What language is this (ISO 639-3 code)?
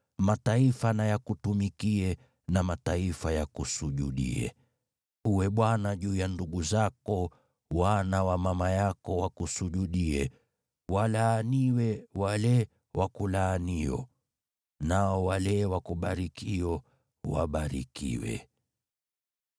swa